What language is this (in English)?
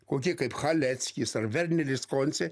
Lithuanian